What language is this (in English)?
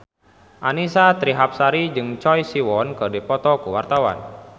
Sundanese